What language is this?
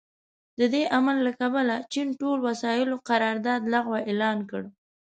Pashto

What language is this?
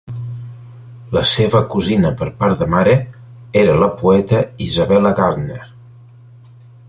Catalan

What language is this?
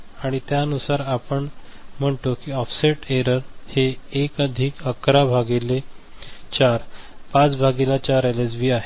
Marathi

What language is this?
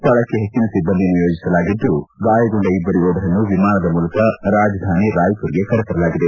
Kannada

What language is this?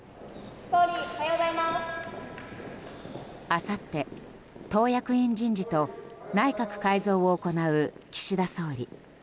Japanese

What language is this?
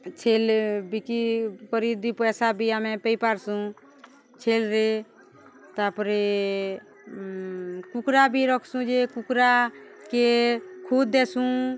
Odia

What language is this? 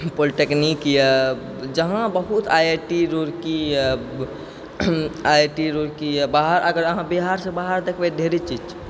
Maithili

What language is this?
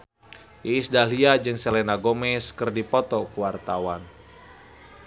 Sundanese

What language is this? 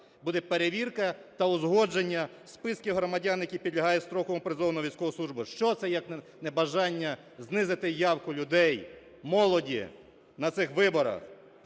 Ukrainian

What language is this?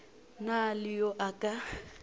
Northern Sotho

